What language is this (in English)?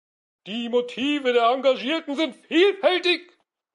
German